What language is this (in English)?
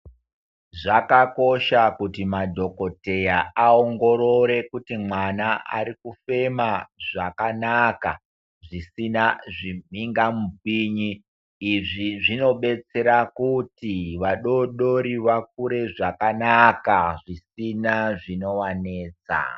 Ndau